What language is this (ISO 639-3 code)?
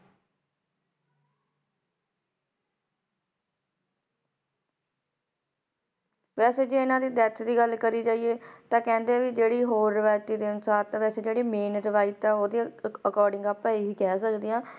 pan